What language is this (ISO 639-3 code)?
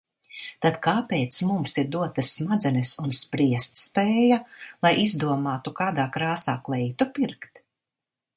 lav